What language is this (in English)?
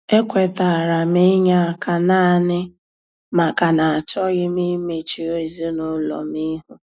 Igbo